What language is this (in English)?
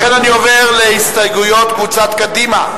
Hebrew